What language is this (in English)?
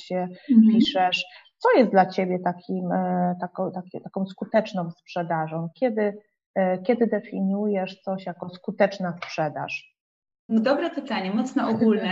Polish